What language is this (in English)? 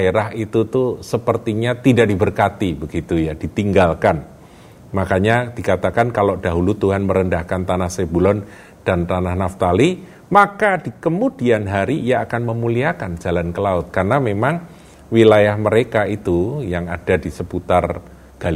Indonesian